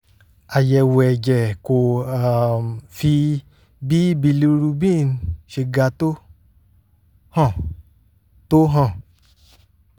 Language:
Yoruba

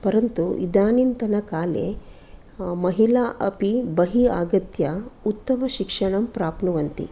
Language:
Sanskrit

